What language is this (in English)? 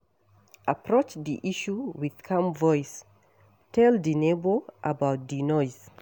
Nigerian Pidgin